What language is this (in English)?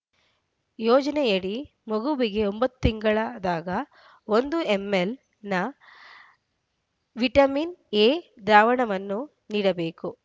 Kannada